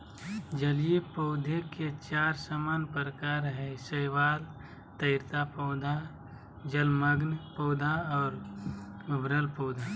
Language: Magahi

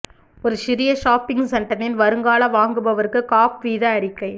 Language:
Tamil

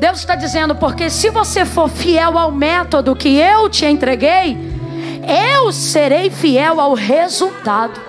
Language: Portuguese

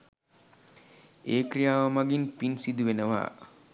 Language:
Sinhala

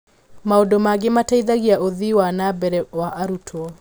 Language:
Kikuyu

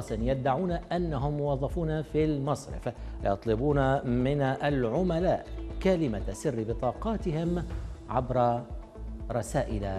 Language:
Arabic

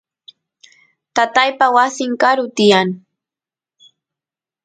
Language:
Santiago del Estero Quichua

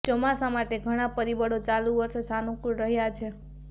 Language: Gujarati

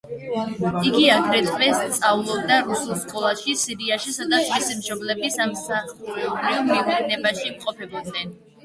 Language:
Georgian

